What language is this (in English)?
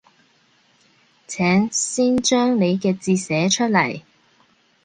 Cantonese